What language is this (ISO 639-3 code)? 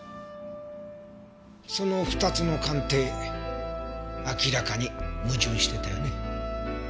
jpn